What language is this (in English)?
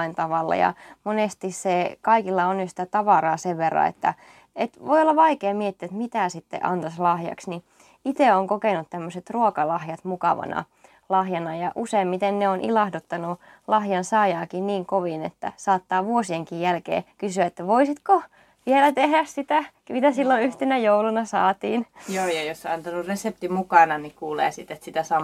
Finnish